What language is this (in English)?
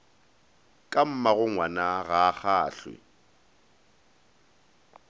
Northern Sotho